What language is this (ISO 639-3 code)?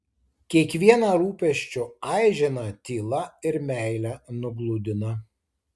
lit